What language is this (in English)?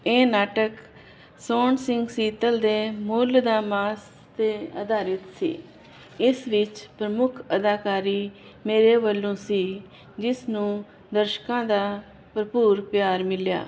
Punjabi